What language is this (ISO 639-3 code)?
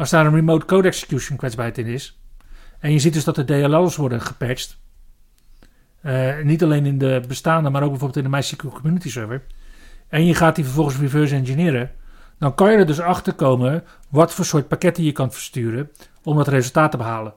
nld